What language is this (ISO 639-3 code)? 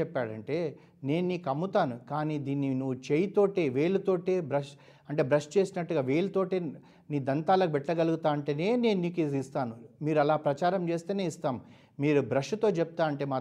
tel